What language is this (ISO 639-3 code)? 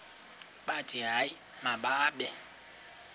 xho